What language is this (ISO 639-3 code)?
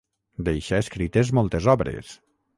cat